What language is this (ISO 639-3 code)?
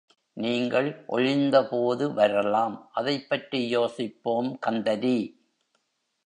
tam